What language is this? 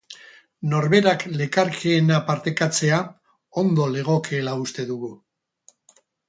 Basque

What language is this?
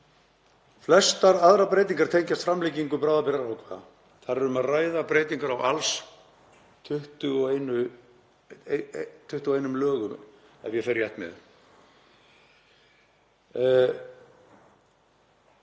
Icelandic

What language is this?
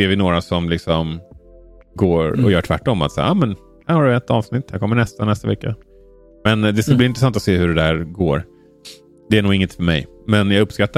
Swedish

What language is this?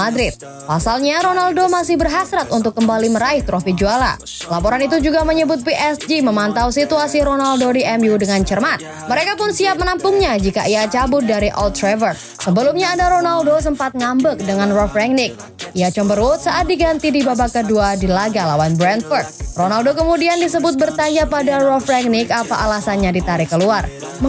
Indonesian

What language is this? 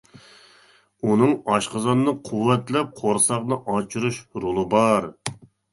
Uyghur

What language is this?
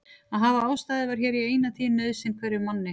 Icelandic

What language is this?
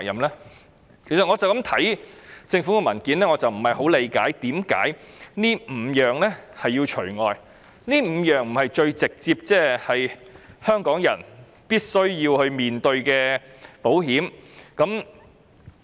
Cantonese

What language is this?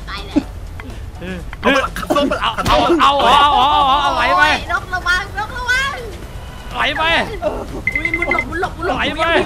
Thai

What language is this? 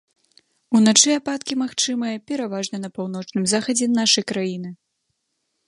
Belarusian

